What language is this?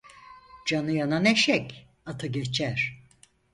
Turkish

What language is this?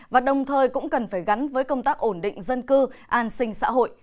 Vietnamese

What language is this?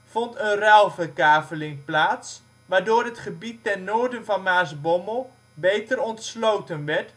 Dutch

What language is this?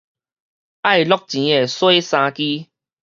Min Nan Chinese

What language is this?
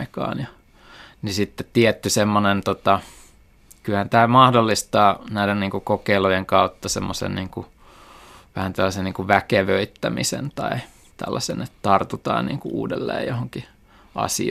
Finnish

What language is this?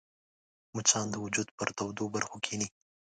Pashto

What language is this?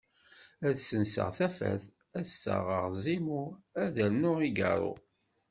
Kabyle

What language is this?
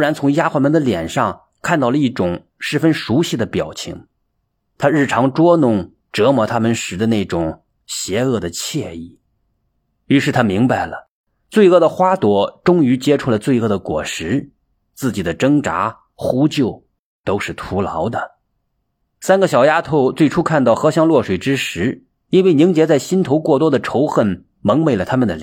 Chinese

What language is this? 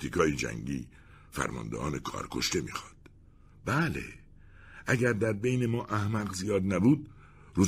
Persian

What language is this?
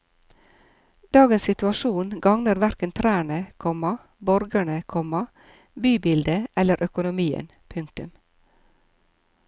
Norwegian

